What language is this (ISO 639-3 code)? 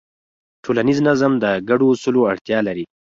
pus